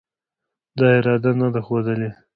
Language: Pashto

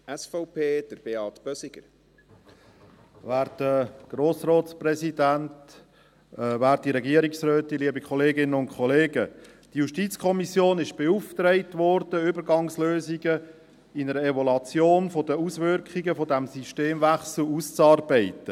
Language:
Swiss German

